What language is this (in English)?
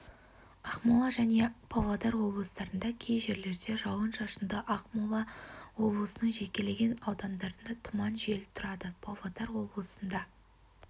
Kazakh